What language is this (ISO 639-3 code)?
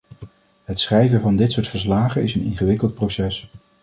nld